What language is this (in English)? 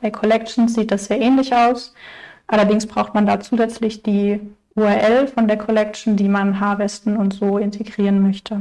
German